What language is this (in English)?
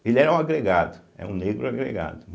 Portuguese